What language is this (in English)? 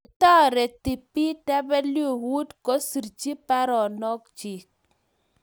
Kalenjin